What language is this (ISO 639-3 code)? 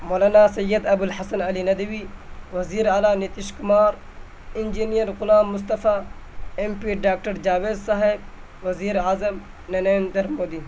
urd